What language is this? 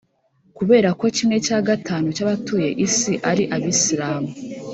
Kinyarwanda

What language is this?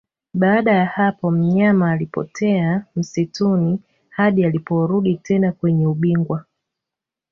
Swahili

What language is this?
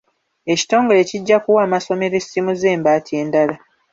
Ganda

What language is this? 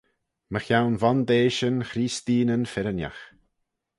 Manx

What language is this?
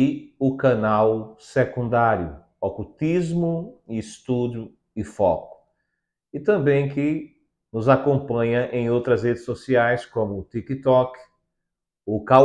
Portuguese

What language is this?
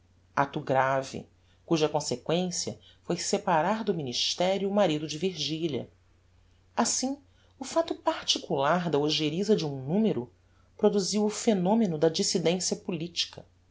Portuguese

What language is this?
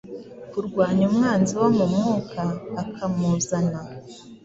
Kinyarwanda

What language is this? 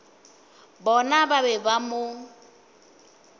Northern Sotho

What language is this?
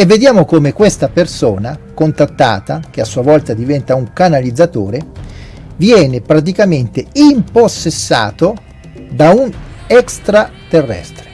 Italian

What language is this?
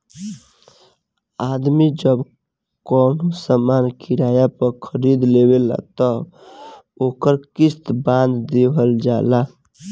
Bhojpuri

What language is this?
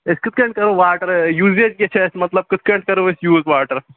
Kashmiri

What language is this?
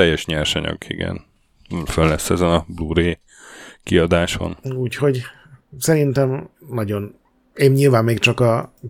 Hungarian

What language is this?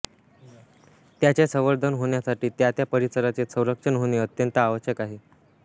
Marathi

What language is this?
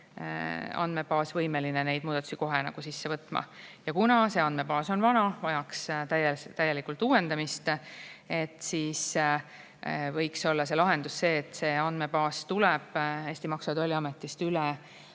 Estonian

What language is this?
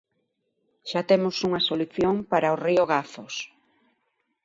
Galician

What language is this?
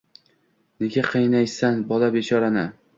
Uzbek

